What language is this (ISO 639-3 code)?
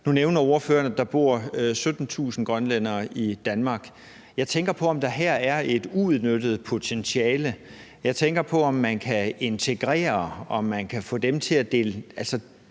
dan